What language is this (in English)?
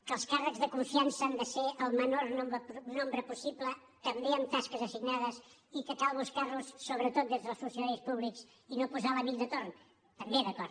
Catalan